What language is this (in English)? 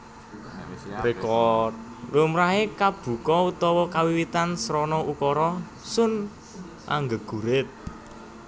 Javanese